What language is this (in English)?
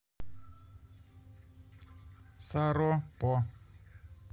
Russian